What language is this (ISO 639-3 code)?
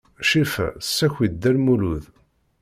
kab